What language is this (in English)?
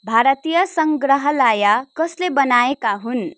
Nepali